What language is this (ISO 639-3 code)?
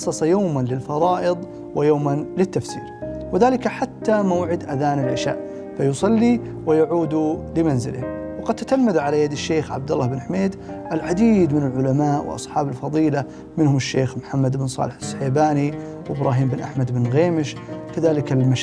ara